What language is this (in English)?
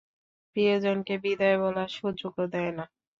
Bangla